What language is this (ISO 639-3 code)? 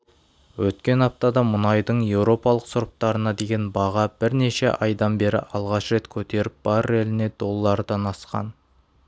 kaz